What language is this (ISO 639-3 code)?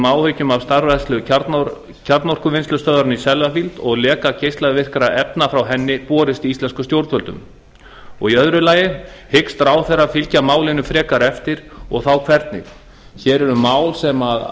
isl